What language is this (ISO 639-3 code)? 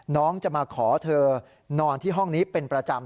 tha